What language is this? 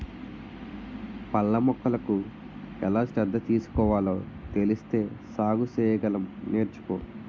Telugu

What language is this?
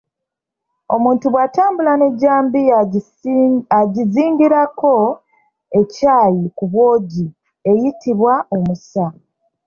Ganda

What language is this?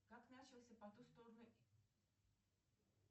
Russian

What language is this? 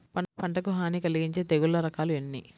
Telugu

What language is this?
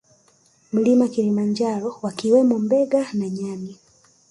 Swahili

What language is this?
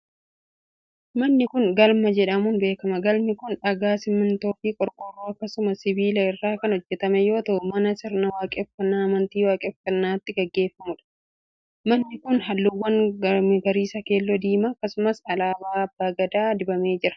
Oromo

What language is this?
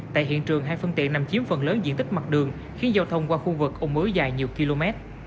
Vietnamese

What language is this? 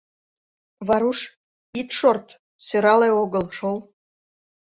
Mari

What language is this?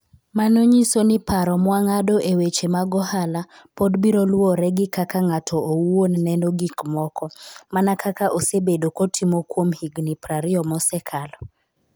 Luo (Kenya and Tanzania)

